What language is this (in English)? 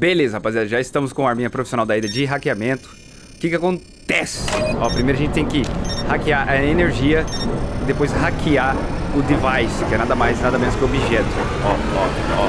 Portuguese